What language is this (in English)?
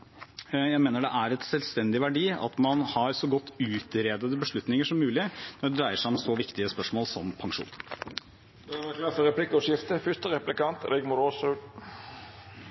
Norwegian